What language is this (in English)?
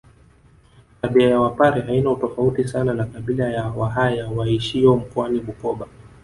Swahili